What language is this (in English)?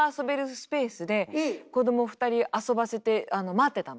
Japanese